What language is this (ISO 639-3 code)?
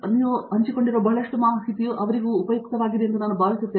kan